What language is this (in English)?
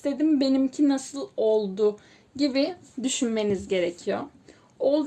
Turkish